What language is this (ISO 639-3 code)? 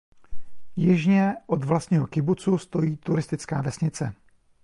ces